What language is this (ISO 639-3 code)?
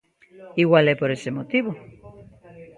glg